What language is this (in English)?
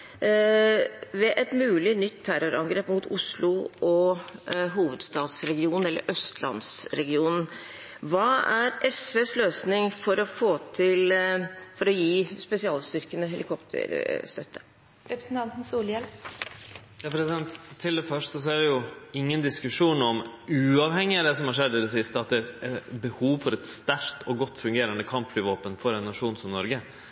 Norwegian